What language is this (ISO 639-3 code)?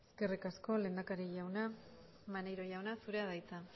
eus